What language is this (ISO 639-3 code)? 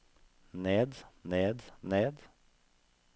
nor